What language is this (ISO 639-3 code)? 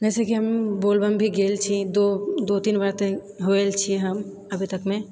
mai